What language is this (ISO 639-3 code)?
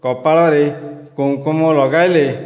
ori